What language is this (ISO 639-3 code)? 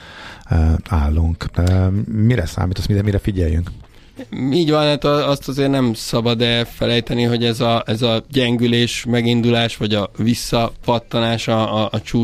hun